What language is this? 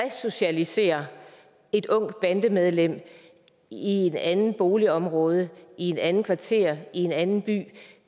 Danish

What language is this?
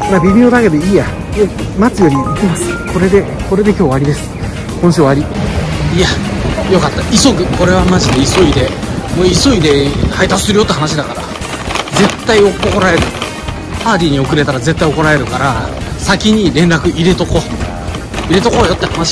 Japanese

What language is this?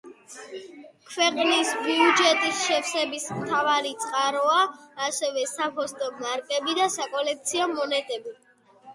Georgian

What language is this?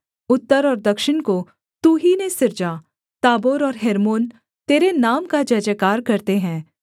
Hindi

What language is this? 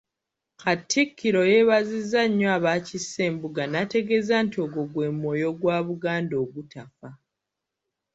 Ganda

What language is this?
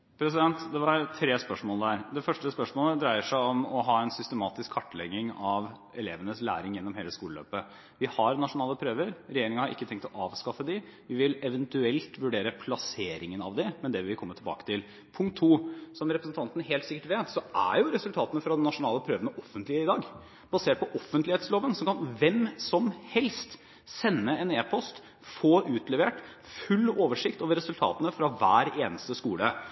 Norwegian Bokmål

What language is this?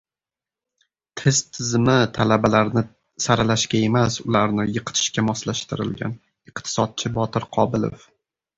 Uzbek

